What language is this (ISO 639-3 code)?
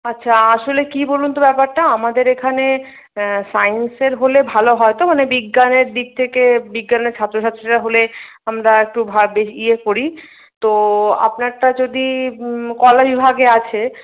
ben